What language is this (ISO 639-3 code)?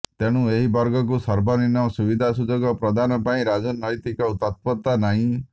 ori